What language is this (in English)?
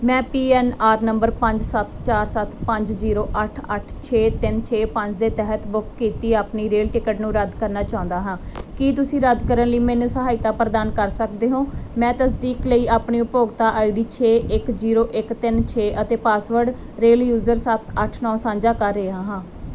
Punjabi